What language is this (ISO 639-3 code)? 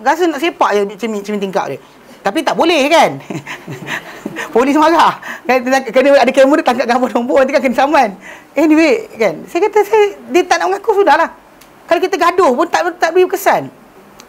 msa